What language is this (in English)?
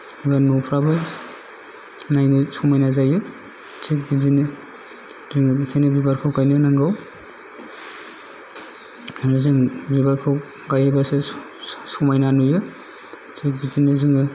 Bodo